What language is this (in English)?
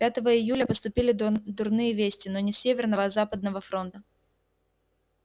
Russian